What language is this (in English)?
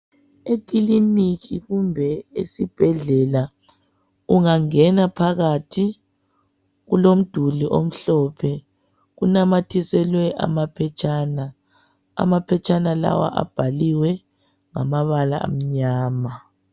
North Ndebele